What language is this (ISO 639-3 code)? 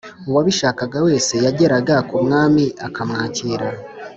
kin